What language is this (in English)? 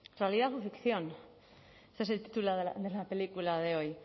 Spanish